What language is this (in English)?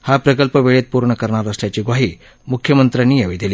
Marathi